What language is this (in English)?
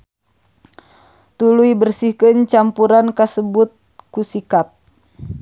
Sundanese